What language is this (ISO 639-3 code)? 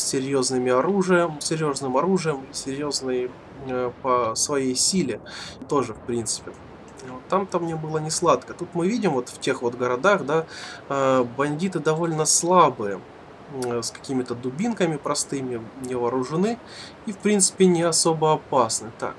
rus